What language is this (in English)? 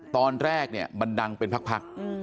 Thai